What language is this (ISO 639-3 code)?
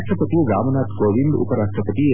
kan